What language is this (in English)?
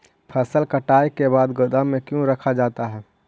Magahi